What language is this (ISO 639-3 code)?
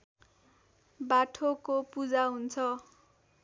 nep